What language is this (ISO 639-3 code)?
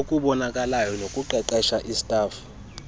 xho